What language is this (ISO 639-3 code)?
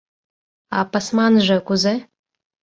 chm